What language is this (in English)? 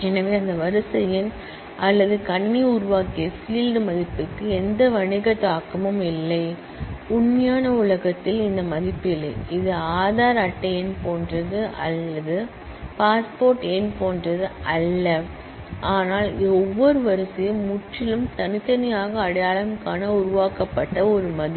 Tamil